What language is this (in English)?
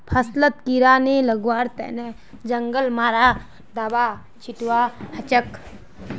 Magahi